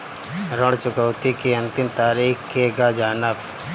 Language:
Bhojpuri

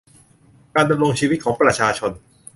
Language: Thai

